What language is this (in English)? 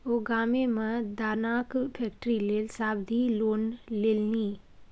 Maithili